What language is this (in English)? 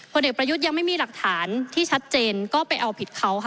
Thai